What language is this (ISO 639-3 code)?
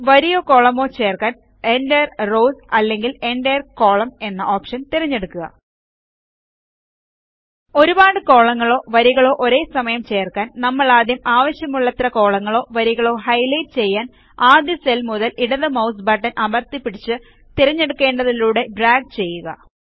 mal